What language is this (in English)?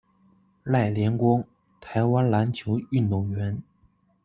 Chinese